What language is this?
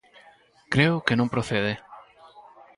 Galician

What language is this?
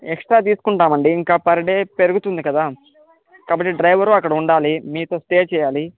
Telugu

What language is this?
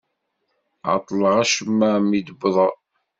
Kabyle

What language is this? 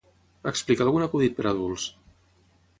Catalan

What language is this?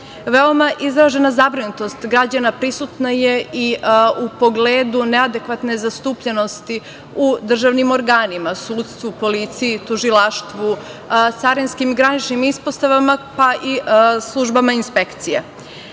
Serbian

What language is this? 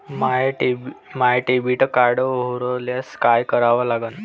Marathi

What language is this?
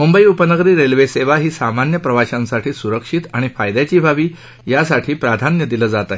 Marathi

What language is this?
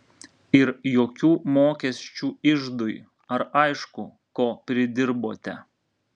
Lithuanian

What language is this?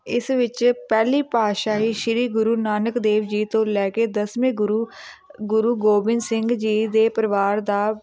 Punjabi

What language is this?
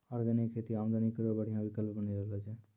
Maithili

